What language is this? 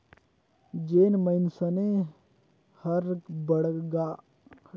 Chhattisgarhi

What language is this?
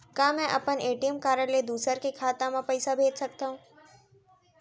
Chhattisgarhi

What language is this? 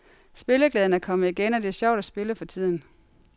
Danish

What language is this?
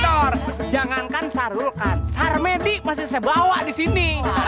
Indonesian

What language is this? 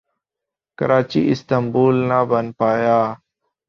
Urdu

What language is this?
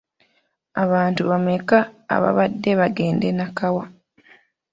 Ganda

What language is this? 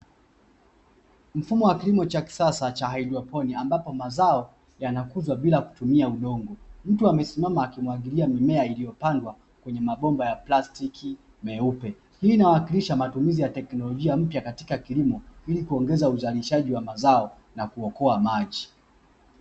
Swahili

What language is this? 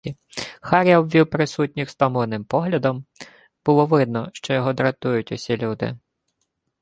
Ukrainian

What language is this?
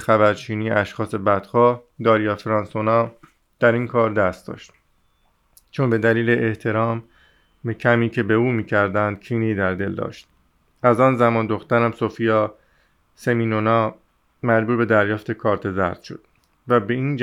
Persian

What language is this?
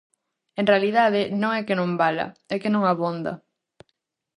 Galician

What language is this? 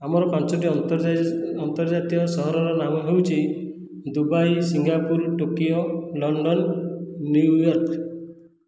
Odia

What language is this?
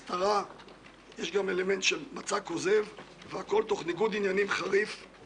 Hebrew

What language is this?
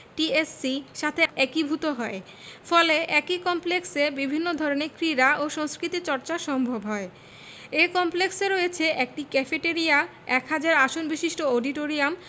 Bangla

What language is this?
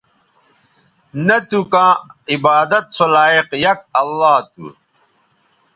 Bateri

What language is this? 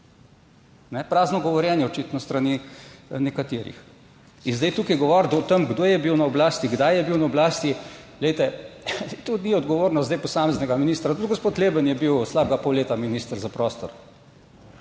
Slovenian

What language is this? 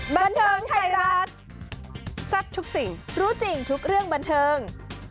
Thai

